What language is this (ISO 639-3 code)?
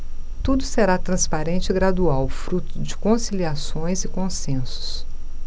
por